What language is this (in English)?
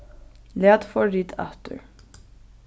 Faroese